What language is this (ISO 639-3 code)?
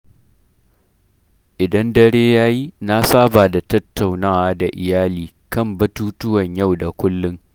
hau